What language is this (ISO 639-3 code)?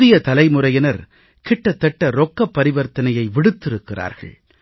tam